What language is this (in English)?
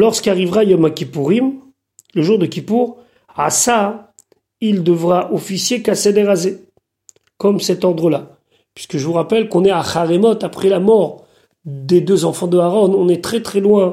French